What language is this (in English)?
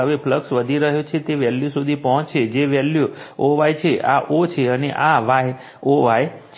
Gujarati